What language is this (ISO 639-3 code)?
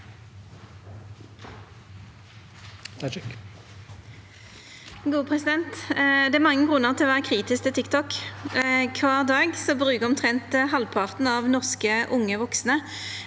nor